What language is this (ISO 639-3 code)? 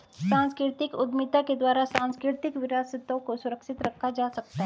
hin